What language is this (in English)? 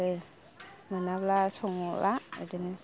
Bodo